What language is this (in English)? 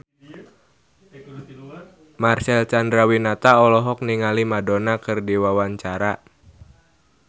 Sundanese